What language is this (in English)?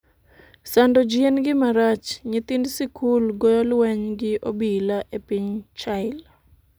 Luo (Kenya and Tanzania)